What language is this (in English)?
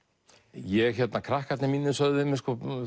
Icelandic